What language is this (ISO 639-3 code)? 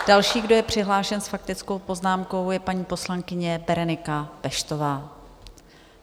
ces